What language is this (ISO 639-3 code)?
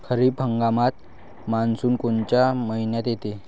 mar